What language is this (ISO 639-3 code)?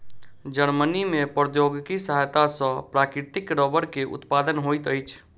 mai